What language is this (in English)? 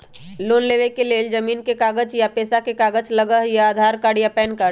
Magahi